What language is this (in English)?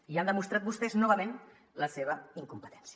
Catalan